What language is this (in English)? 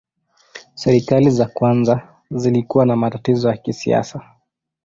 Swahili